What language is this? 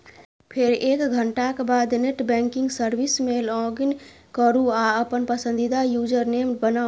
Maithili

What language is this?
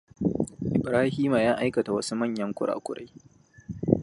Hausa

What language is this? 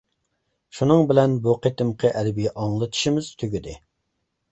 Uyghur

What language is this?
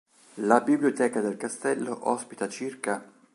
Italian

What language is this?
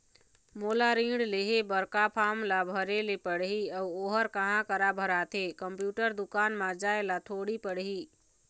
Chhattisgarhi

